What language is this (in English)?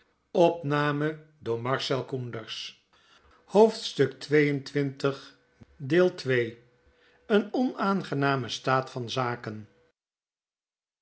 Dutch